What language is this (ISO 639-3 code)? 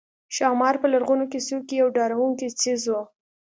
pus